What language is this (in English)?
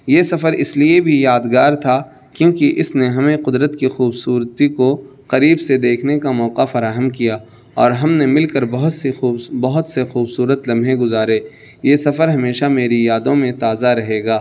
Urdu